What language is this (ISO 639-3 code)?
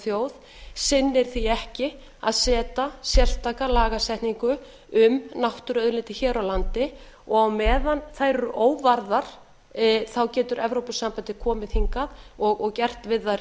isl